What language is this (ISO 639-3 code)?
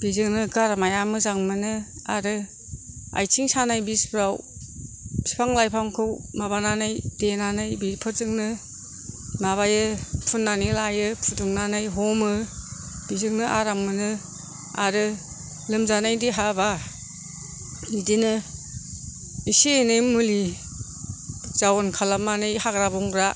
brx